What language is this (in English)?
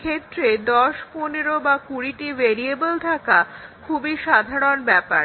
Bangla